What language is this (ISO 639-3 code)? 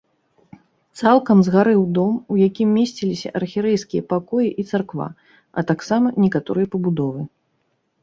bel